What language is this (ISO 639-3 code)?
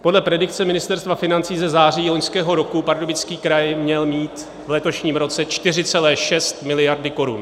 ces